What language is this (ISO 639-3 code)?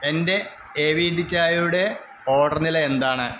mal